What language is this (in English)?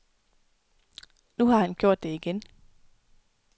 Danish